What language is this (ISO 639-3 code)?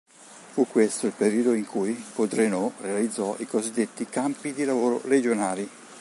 ita